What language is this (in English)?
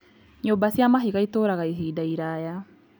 Kikuyu